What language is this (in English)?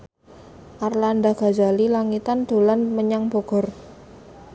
Javanese